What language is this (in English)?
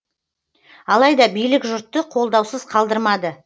Kazakh